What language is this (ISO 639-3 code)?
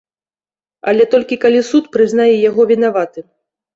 bel